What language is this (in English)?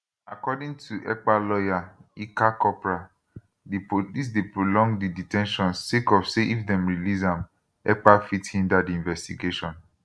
Nigerian Pidgin